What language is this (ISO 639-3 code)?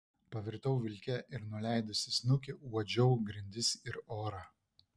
lit